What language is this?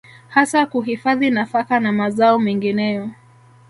Swahili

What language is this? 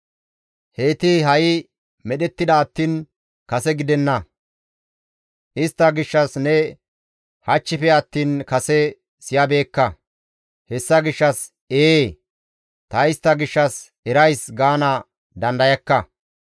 Gamo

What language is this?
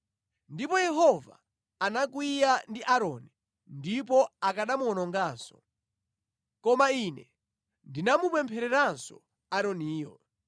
Nyanja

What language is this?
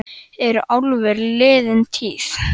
Icelandic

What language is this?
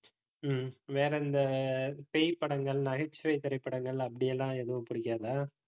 Tamil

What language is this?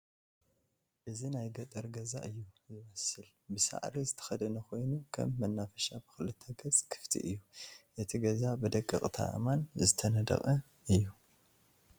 Tigrinya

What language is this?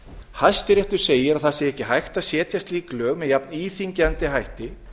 Icelandic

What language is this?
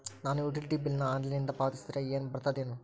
Kannada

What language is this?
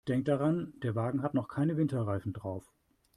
German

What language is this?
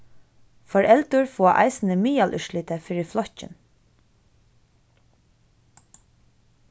Faroese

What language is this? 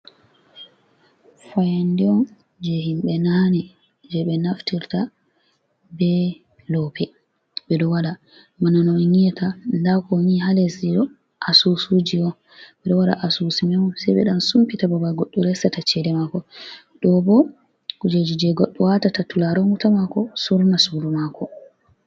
Fula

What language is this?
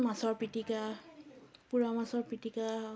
Assamese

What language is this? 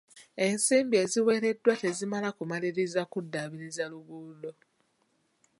Ganda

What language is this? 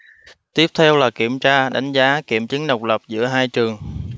Vietnamese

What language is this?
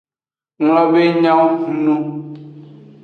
Aja (Benin)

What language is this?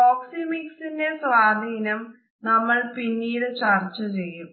Malayalam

